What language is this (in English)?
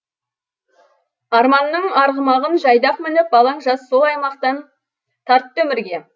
Kazakh